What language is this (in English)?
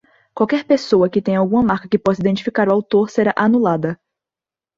Portuguese